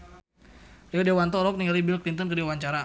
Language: Sundanese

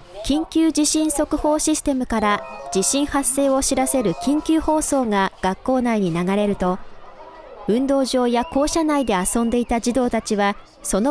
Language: Japanese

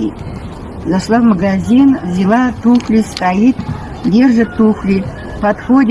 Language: Russian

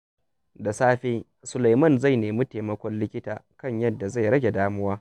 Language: Hausa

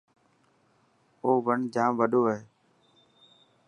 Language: Dhatki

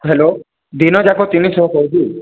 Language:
Odia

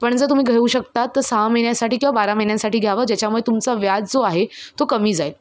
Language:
Marathi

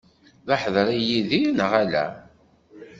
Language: Kabyle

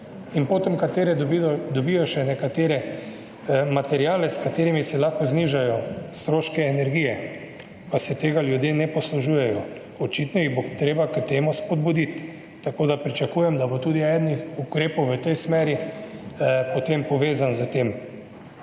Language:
Slovenian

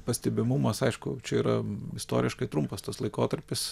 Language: Lithuanian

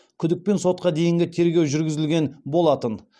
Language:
Kazakh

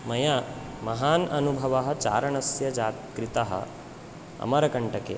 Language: Sanskrit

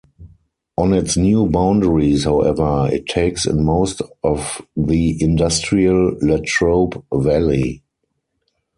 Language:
English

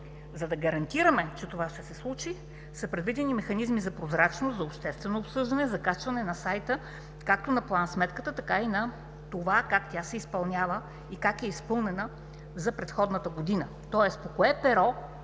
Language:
Bulgarian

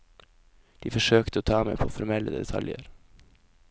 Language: Norwegian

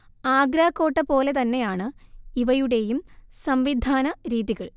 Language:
Malayalam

